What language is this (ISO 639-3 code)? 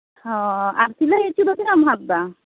sat